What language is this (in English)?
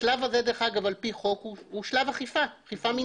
Hebrew